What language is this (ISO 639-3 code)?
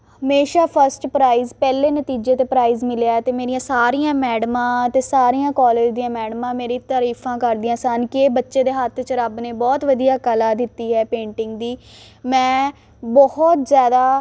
pan